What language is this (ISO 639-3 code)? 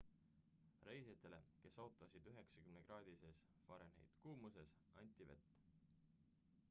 est